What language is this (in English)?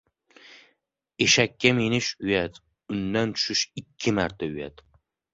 Uzbek